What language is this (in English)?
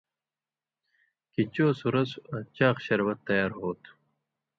Indus Kohistani